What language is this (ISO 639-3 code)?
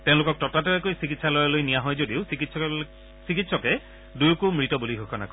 asm